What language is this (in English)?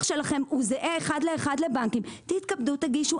Hebrew